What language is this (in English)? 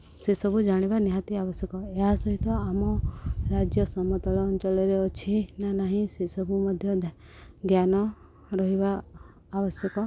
Odia